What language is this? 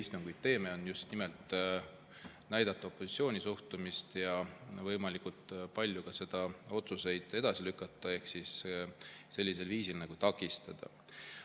Estonian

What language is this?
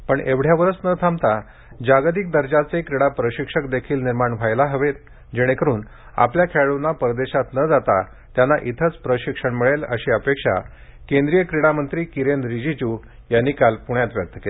Marathi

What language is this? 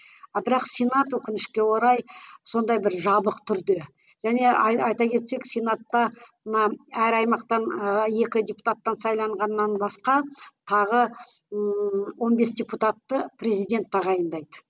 Kazakh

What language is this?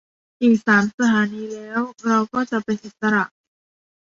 Thai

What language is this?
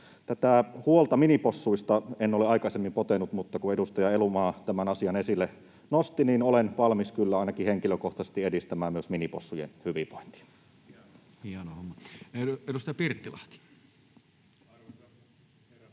Finnish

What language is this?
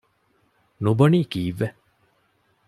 Divehi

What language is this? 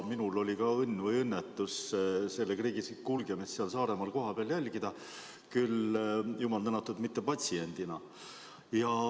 Estonian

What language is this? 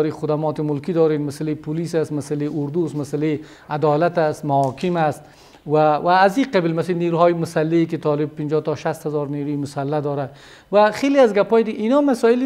Persian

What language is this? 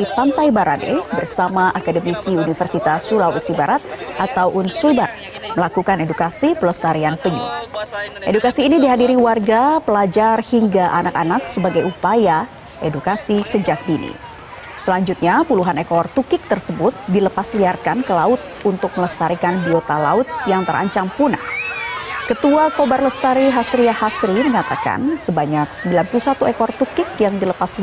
Indonesian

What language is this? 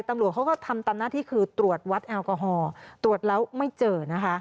Thai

